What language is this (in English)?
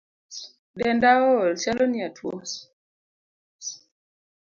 Luo (Kenya and Tanzania)